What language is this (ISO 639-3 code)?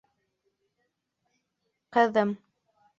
bak